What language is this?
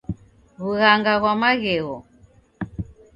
Taita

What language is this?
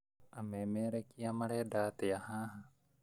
Kikuyu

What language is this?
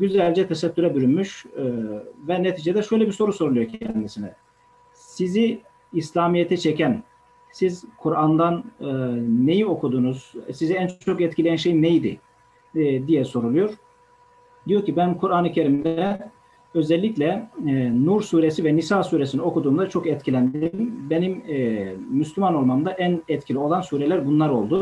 Turkish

